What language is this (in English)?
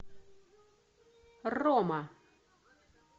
Russian